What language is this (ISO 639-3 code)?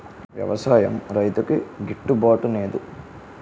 tel